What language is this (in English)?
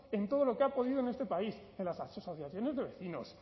Spanish